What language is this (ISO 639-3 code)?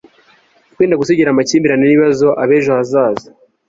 kin